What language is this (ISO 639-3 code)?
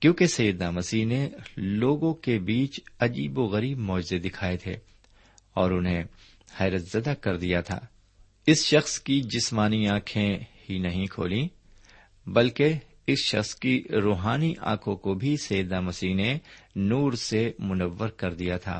urd